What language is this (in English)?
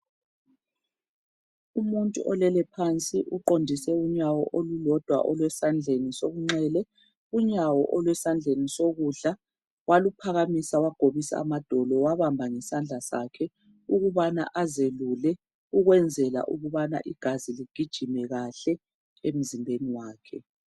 North Ndebele